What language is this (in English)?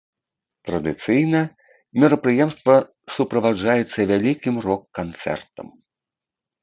Belarusian